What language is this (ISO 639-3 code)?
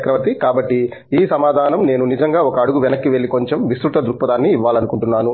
tel